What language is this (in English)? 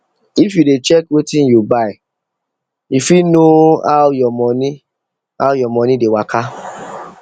Nigerian Pidgin